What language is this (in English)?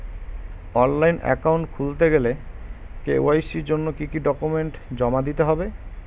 Bangla